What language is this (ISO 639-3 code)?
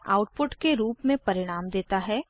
hin